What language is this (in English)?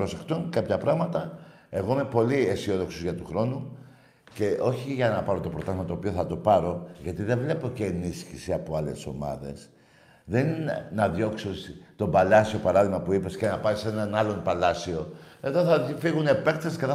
Greek